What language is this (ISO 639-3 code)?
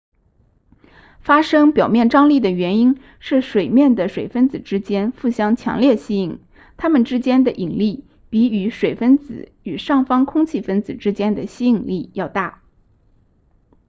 zho